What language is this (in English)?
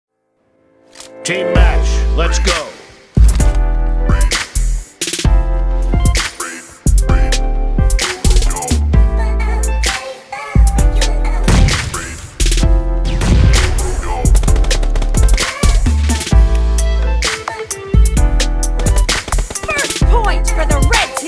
English